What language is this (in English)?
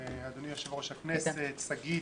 Hebrew